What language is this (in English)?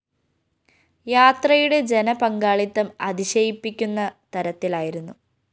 Malayalam